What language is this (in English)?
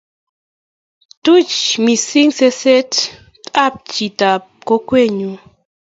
Kalenjin